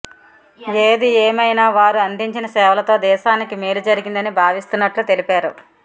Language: Telugu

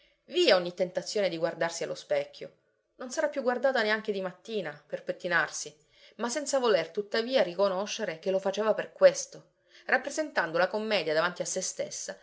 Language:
Italian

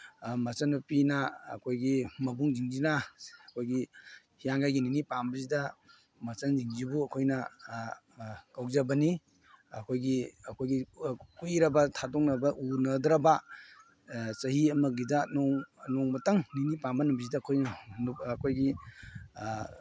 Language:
Manipuri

